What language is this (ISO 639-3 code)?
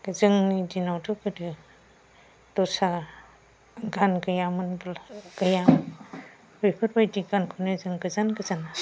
brx